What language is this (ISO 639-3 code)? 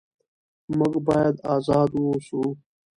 pus